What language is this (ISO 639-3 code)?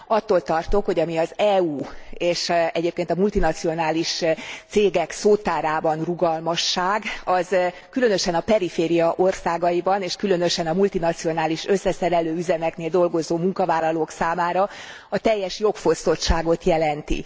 hun